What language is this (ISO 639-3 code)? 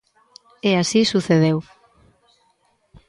glg